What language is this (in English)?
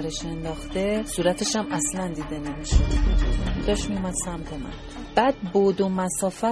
Persian